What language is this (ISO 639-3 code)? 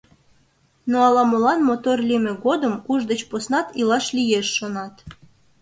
chm